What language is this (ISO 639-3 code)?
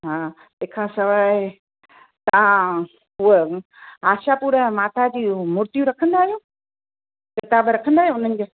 snd